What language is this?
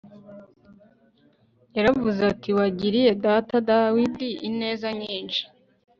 Kinyarwanda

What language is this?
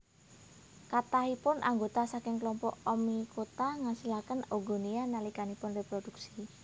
Javanese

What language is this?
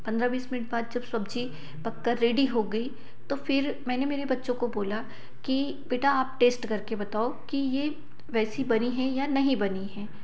Hindi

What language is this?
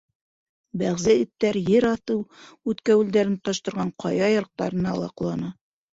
Bashkir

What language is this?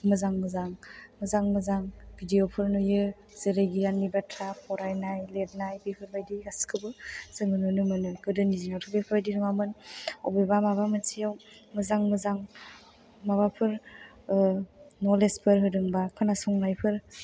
Bodo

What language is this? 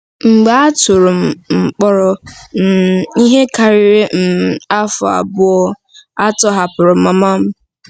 Igbo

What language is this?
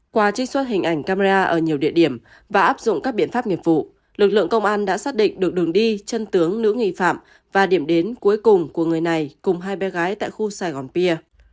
Vietnamese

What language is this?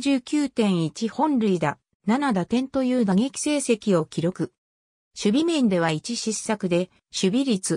Japanese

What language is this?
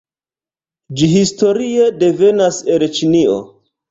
Esperanto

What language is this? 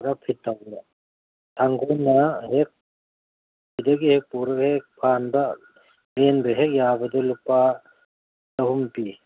Manipuri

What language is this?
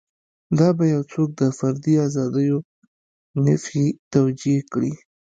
Pashto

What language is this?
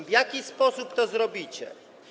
Polish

